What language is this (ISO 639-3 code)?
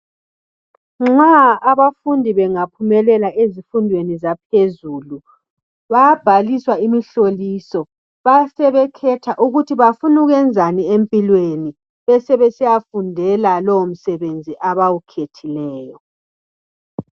nde